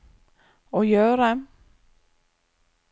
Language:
Norwegian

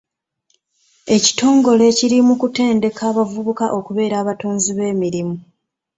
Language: Ganda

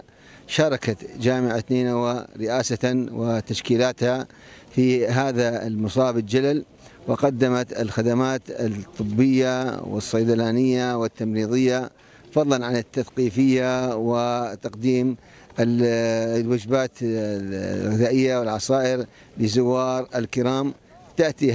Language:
Arabic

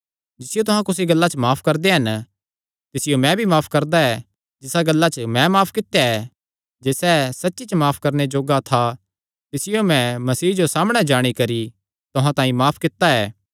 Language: Kangri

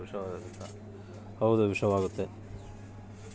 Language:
Kannada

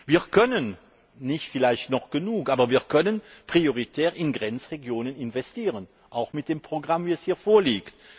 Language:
German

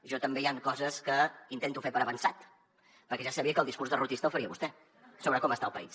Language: Catalan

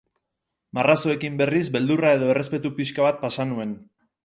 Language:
Basque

